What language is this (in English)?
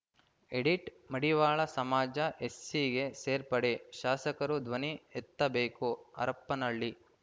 Kannada